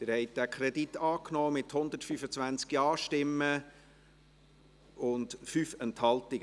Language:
Swiss German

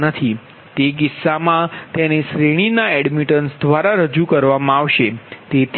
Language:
Gujarati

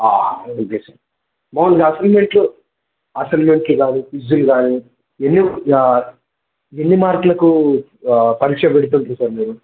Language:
Telugu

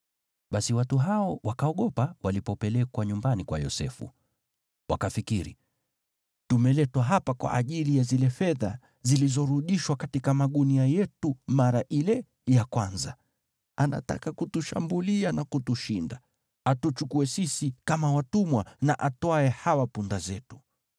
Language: Swahili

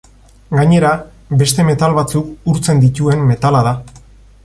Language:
Basque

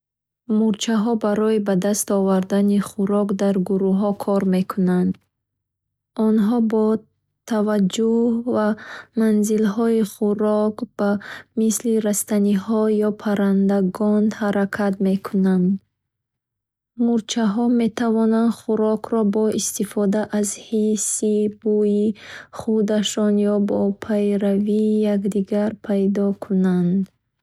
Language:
Bukharic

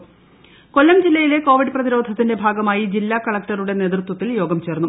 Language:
Malayalam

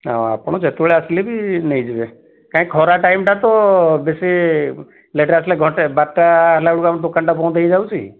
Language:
Odia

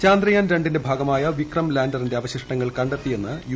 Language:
Malayalam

